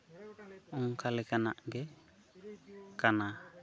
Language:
Santali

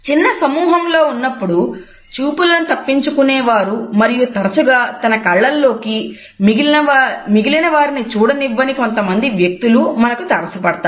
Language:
Telugu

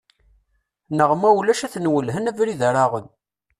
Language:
Kabyle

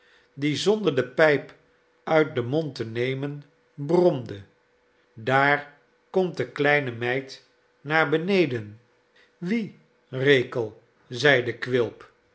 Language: Dutch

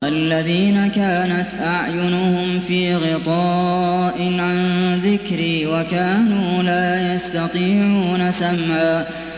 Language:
Arabic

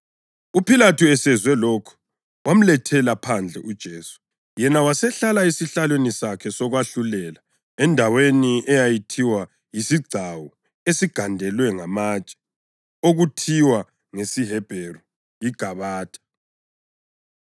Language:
North Ndebele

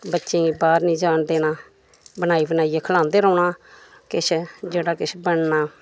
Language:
Dogri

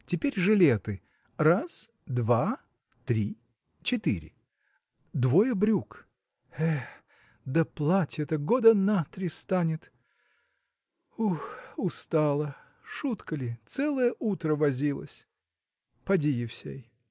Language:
Russian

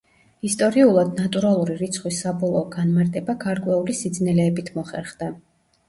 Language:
Georgian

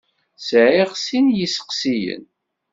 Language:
Kabyle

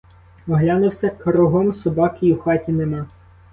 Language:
Ukrainian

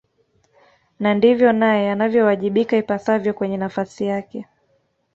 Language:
Swahili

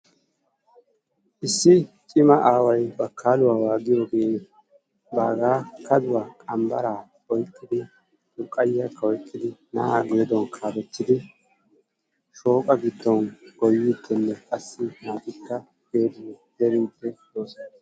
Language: Wolaytta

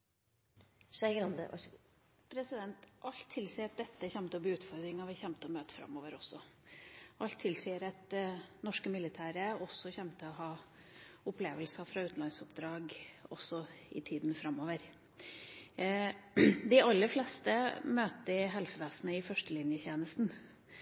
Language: Norwegian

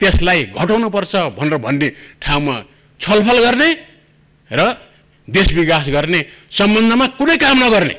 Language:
Turkish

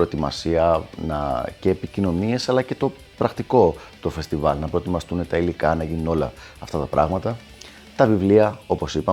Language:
Greek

